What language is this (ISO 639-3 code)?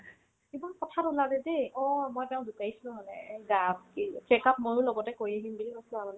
asm